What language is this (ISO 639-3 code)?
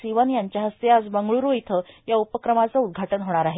mar